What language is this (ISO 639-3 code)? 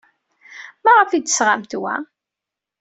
kab